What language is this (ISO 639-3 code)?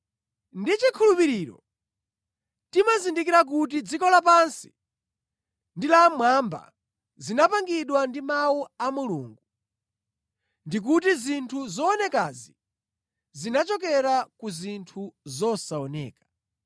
nya